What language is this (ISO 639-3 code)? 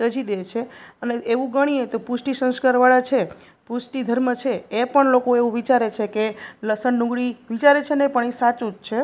guj